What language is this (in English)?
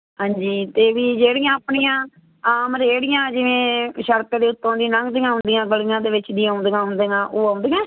Punjabi